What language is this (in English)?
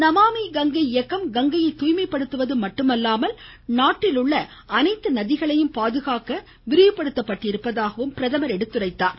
Tamil